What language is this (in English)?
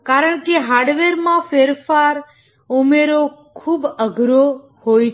Gujarati